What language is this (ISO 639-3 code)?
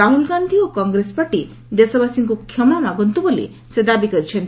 ori